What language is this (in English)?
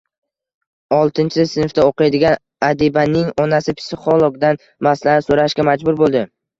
Uzbek